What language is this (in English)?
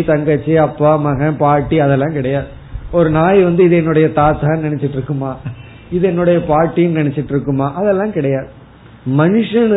Tamil